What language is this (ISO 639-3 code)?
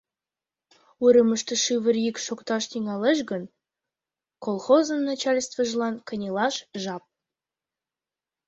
chm